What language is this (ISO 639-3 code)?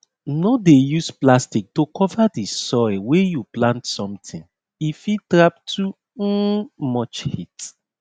pcm